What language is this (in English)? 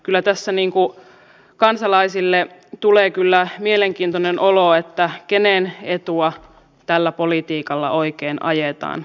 Finnish